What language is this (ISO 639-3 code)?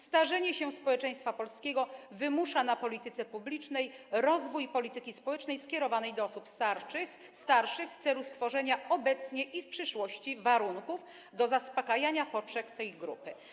pol